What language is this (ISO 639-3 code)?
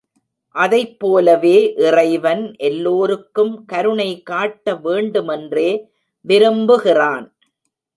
tam